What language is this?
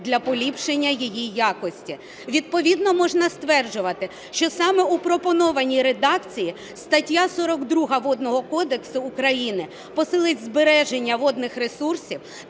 Ukrainian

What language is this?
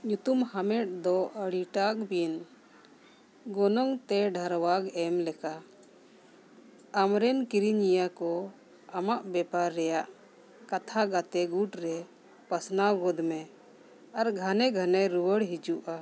Santali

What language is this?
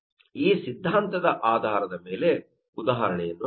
Kannada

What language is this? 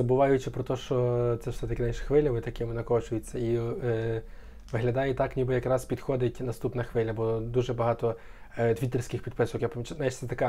Ukrainian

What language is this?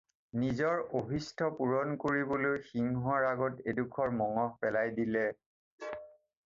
Assamese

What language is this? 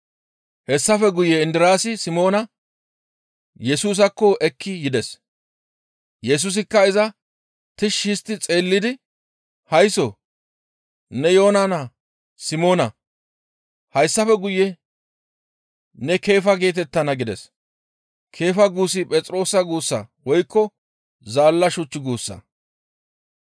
Gamo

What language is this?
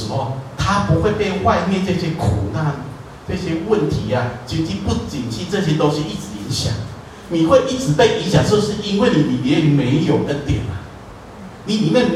Chinese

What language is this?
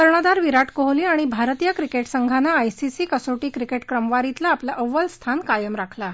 Marathi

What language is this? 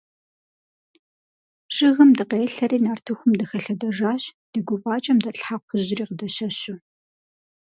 Kabardian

